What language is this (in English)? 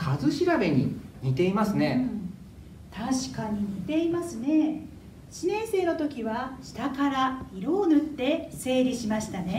Japanese